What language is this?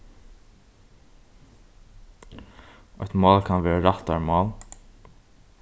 Faroese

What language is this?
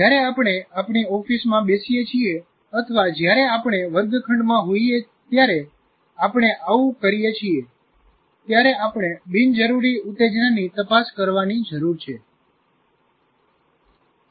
Gujarati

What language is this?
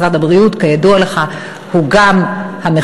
Hebrew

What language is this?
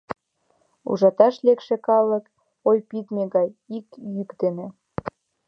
Mari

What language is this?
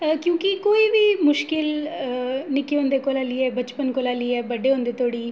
Dogri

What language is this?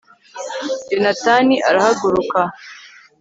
Kinyarwanda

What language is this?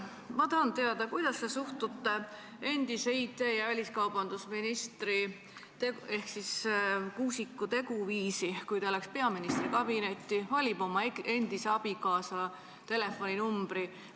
Estonian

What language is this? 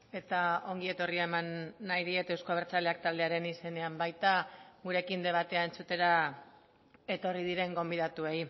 Basque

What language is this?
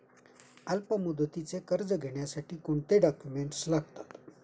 Marathi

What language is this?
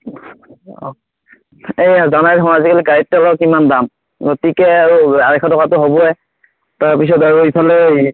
Assamese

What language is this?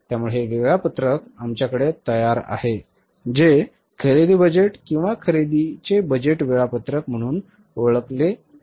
Marathi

